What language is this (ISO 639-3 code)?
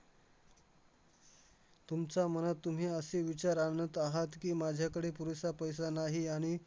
mar